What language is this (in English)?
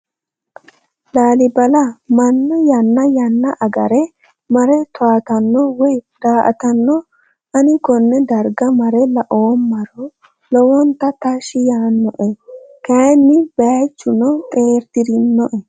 Sidamo